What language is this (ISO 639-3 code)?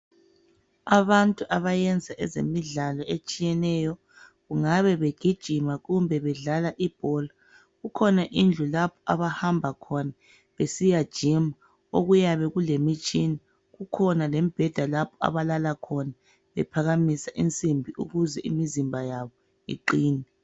nde